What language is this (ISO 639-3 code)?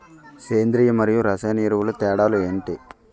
tel